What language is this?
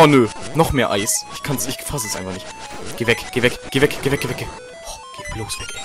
German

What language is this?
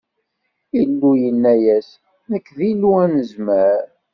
Kabyle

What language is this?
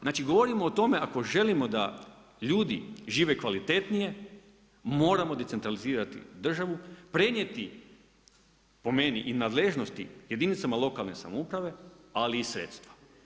Croatian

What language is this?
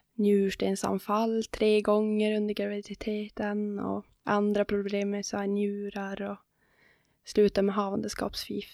Swedish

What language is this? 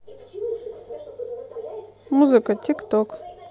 Russian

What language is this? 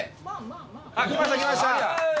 Japanese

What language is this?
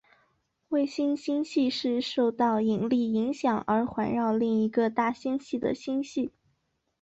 Chinese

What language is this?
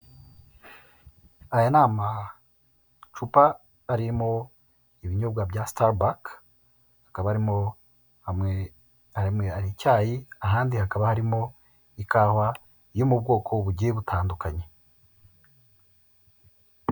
Kinyarwanda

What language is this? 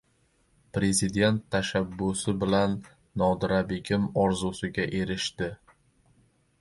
Uzbek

